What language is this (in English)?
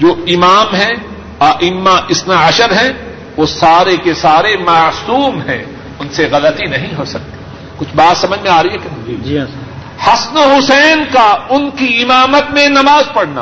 Urdu